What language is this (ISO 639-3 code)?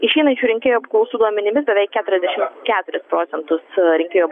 lit